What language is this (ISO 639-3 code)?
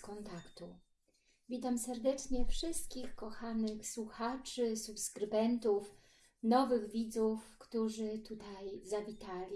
pol